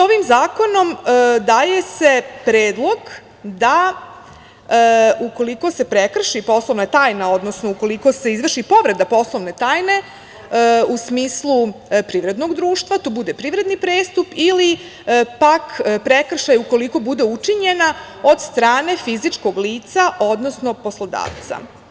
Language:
Serbian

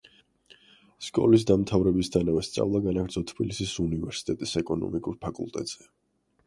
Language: Georgian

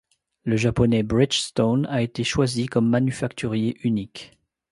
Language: French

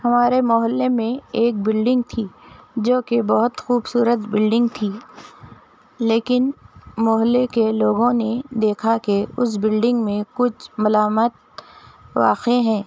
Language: Urdu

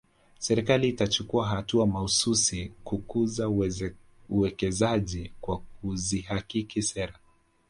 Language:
Swahili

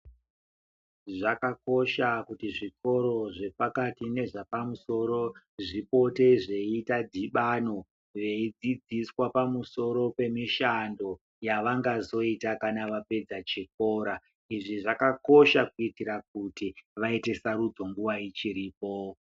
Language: Ndau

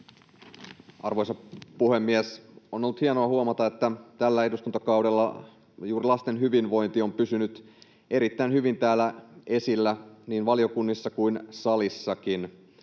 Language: Finnish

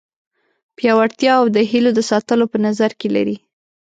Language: Pashto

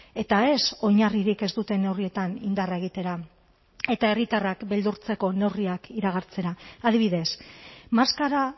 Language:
Basque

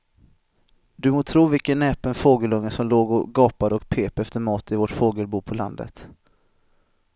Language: Swedish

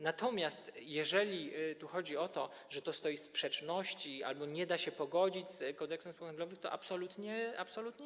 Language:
Polish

